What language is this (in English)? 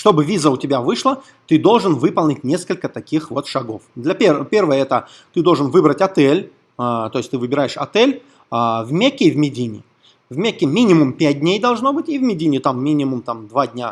Russian